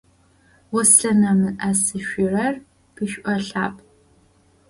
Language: Adyghe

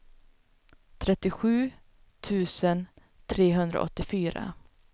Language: Swedish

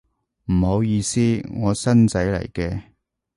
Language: Cantonese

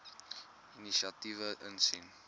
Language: Afrikaans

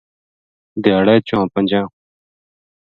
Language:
Gujari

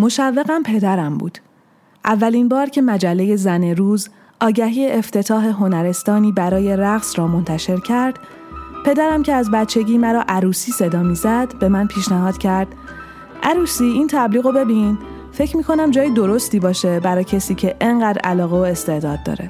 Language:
Persian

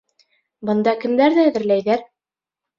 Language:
Bashkir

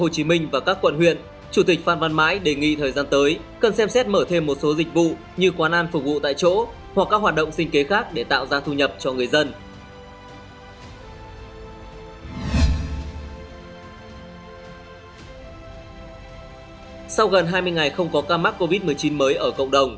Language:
Vietnamese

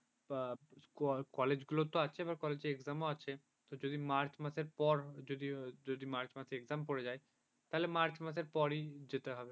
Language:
Bangla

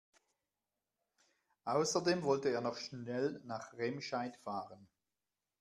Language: German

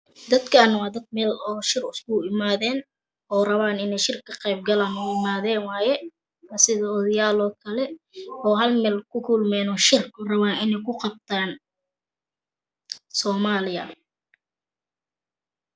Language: Somali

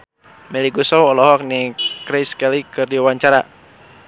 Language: Sundanese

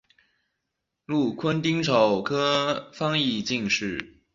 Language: Chinese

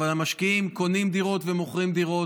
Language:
Hebrew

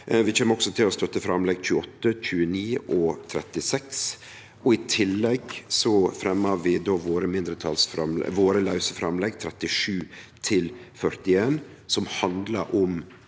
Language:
Norwegian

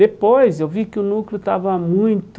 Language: Portuguese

